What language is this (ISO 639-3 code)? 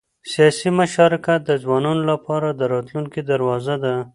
pus